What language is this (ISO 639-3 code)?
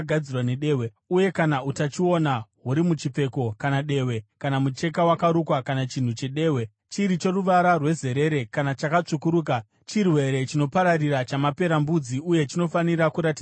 sna